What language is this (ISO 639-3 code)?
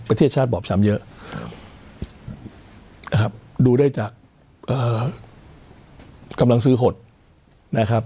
tha